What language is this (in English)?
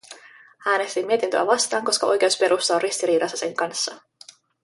Finnish